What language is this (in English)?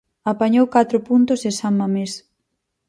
Galician